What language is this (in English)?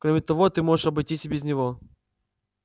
Russian